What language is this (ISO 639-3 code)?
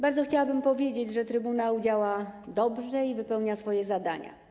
pol